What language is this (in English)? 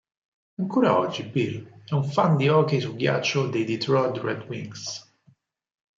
Italian